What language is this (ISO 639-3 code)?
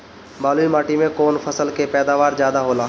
bho